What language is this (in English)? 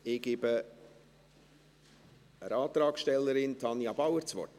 Swiss German